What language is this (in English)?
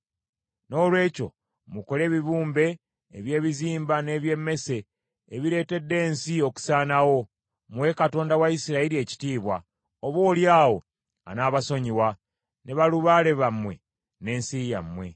Ganda